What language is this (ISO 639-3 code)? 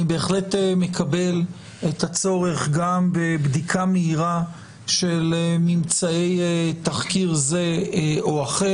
heb